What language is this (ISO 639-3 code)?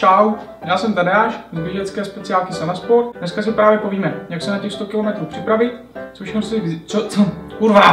ces